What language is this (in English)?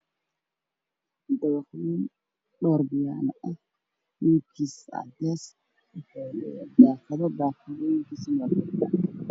Somali